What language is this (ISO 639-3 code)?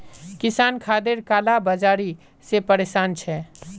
mag